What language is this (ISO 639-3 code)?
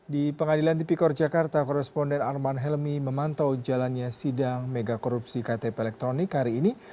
ind